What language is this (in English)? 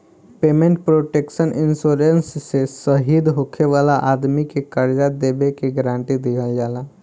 Bhojpuri